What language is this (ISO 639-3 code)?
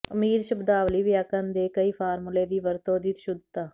pan